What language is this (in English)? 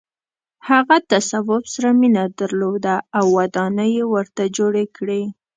Pashto